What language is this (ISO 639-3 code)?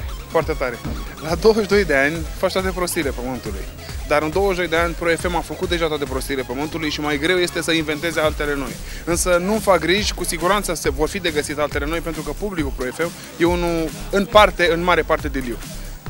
ron